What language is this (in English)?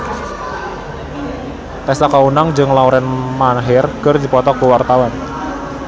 Sundanese